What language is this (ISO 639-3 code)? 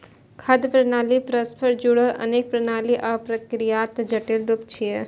mai